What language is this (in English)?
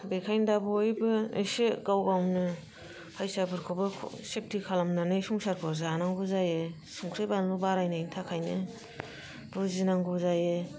Bodo